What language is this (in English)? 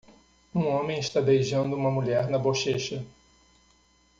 Portuguese